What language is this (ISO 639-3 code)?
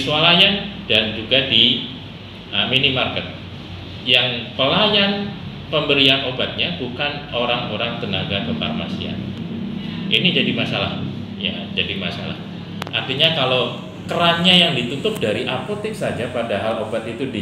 ind